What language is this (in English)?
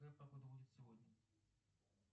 Russian